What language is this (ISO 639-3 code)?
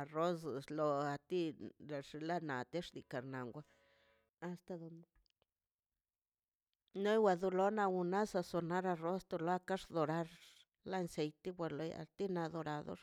zpy